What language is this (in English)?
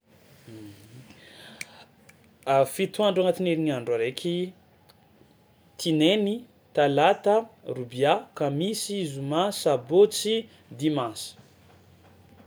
Tsimihety Malagasy